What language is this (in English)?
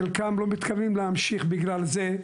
Hebrew